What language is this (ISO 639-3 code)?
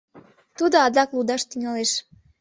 chm